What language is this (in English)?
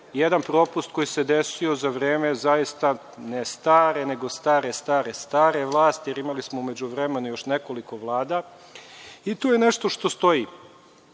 Serbian